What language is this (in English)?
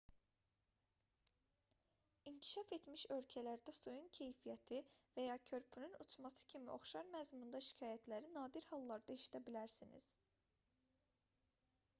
Azerbaijani